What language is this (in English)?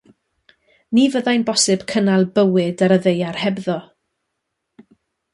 Welsh